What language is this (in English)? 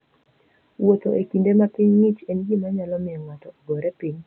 Luo (Kenya and Tanzania)